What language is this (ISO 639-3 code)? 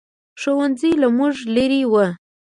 pus